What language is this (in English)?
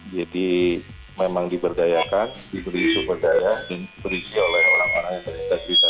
Indonesian